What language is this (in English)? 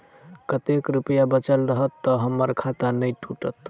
Maithili